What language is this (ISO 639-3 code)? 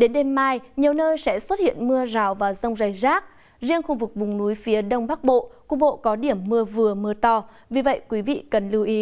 vie